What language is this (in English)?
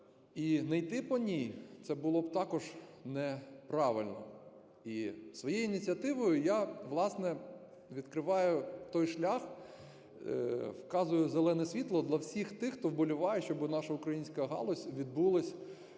Ukrainian